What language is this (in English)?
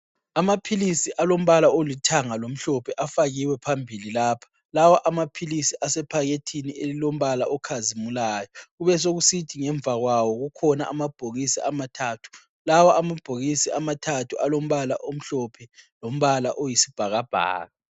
North Ndebele